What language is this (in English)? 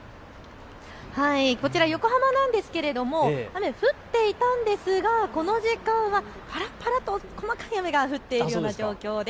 Japanese